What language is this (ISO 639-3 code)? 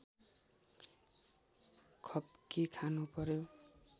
nep